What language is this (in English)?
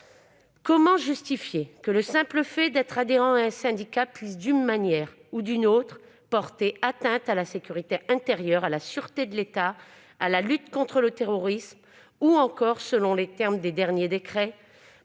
French